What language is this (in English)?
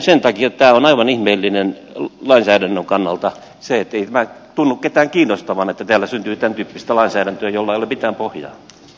Finnish